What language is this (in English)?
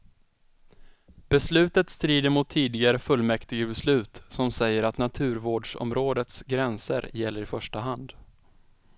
Swedish